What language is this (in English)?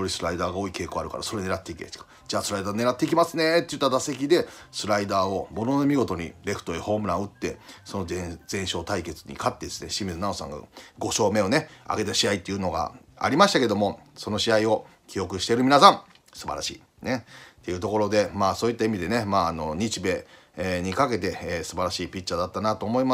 Japanese